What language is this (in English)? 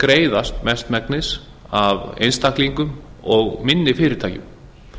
Icelandic